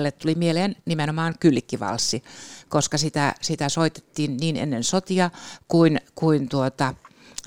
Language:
Finnish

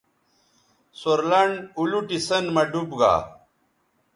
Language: Bateri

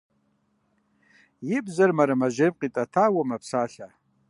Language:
Kabardian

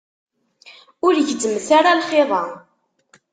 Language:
Kabyle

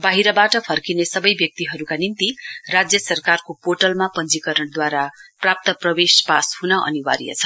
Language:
Nepali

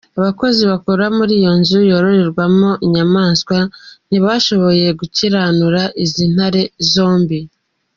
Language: Kinyarwanda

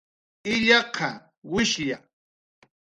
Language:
Jaqaru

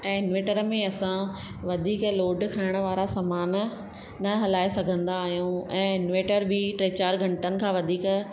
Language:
Sindhi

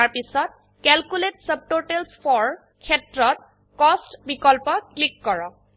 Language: Assamese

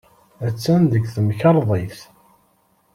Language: Kabyle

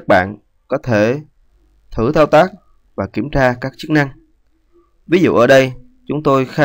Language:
Vietnamese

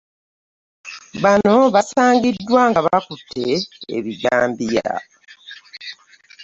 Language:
Ganda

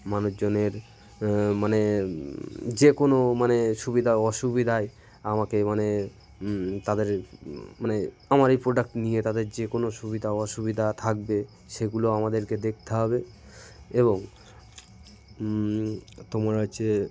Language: Bangla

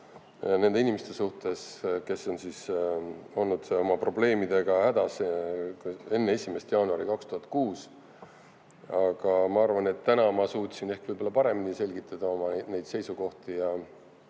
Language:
Estonian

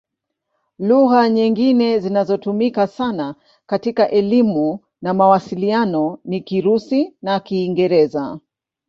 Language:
Swahili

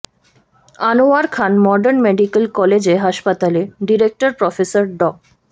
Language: Bangla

